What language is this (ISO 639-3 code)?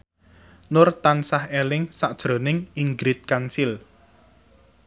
jav